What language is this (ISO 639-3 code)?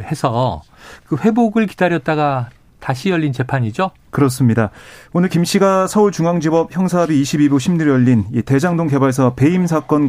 kor